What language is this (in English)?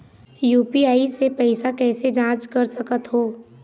Chhattisgarhi